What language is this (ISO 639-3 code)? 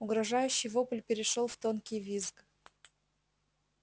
rus